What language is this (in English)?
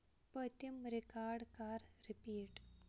Kashmiri